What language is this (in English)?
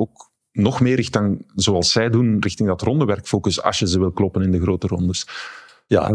Dutch